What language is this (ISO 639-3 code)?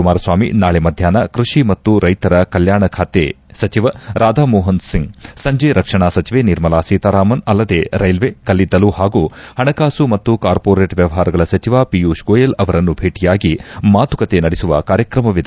kan